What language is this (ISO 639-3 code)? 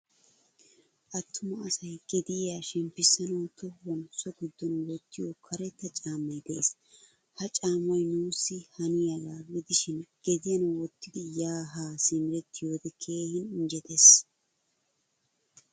wal